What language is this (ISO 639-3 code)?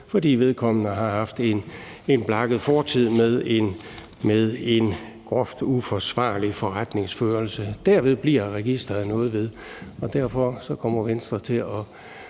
dan